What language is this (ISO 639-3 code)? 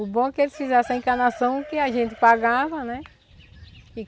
por